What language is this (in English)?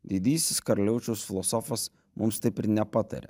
Lithuanian